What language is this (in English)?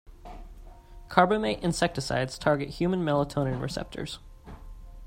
English